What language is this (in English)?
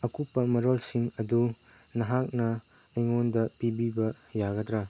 Manipuri